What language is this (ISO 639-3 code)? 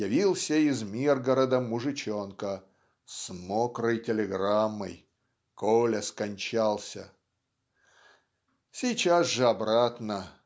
rus